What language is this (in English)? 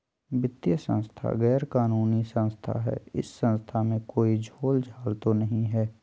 Magahi